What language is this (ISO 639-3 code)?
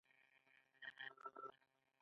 pus